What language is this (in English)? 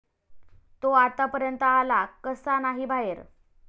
Marathi